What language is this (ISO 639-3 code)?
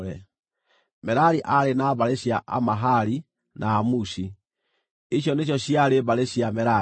kik